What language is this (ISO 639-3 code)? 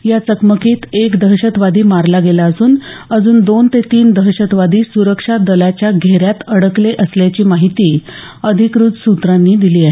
mar